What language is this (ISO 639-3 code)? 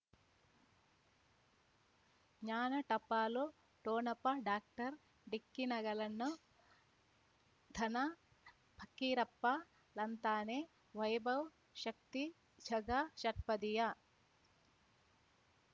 kan